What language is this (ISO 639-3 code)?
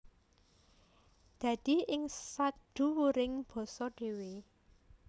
jav